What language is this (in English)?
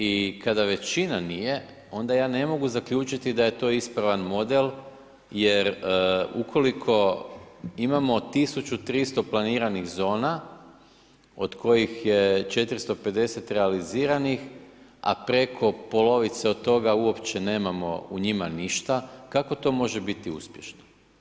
Croatian